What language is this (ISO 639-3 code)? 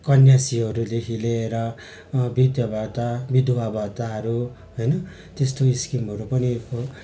nep